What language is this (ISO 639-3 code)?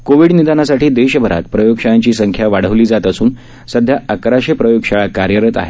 mar